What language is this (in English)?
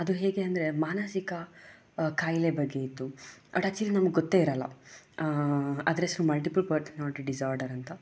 Kannada